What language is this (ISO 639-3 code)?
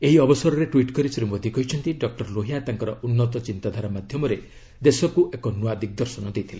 ori